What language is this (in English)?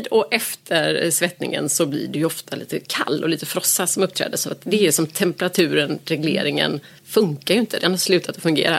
Swedish